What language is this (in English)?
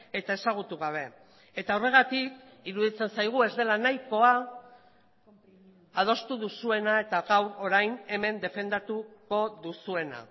Basque